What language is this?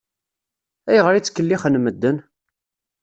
Kabyle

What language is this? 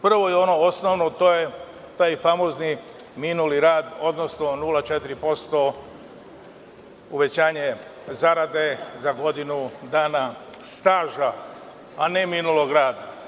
Serbian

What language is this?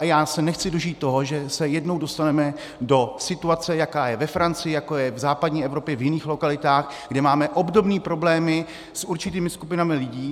Czech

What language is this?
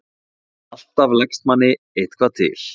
Icelandic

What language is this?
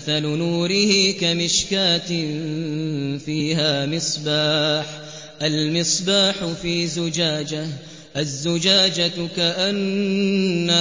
Arabic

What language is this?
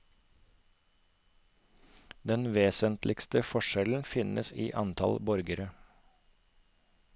Norwegian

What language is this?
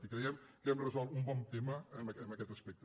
Catalan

